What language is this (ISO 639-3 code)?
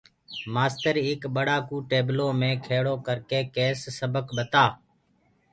ggg